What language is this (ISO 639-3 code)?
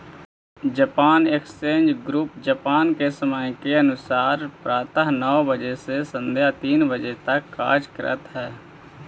mag